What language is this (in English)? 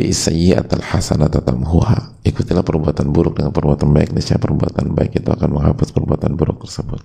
Indonesian